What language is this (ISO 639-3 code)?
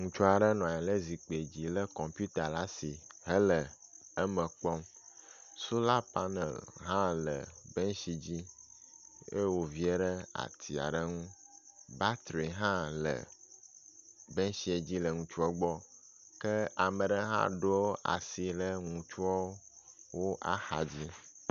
ewe